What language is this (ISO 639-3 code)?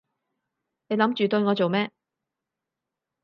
yue